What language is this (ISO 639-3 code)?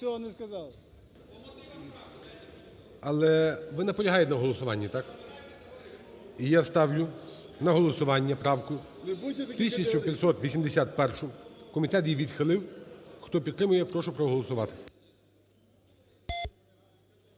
ukr